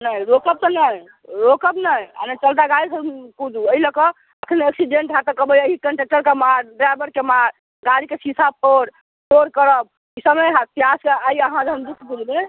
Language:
Maithili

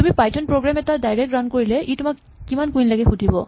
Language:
Assamese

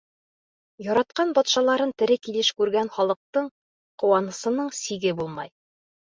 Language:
Bashkir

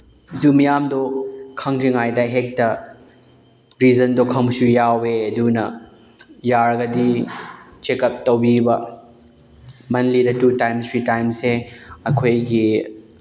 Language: Manipuri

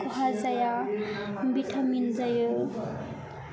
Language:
Bodo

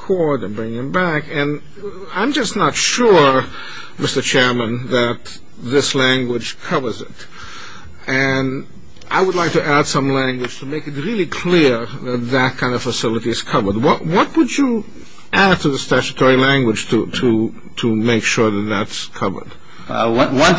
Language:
English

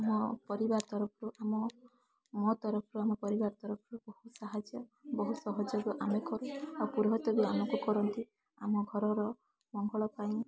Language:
Odia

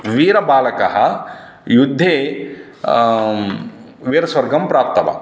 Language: Sanskrit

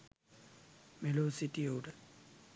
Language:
Sinhala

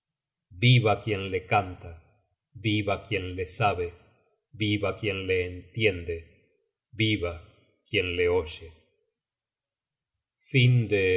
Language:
Spanish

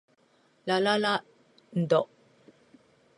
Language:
Japanese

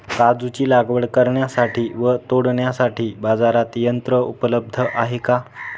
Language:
Marathi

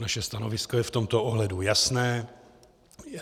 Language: Czech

